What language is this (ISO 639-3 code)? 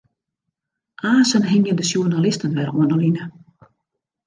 fry